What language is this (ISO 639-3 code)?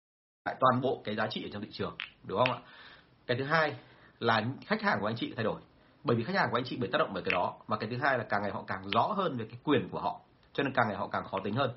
vie